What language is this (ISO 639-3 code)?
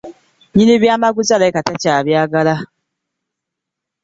lug